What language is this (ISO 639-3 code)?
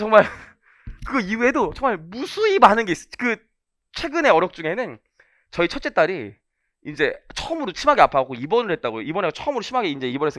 kor